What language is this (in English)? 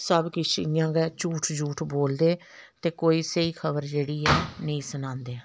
Dogri